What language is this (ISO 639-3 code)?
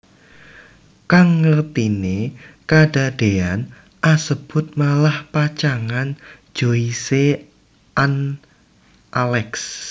jav